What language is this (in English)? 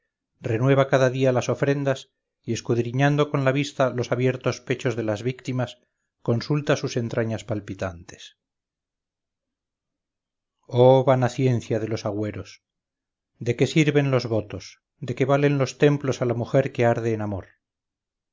Spanish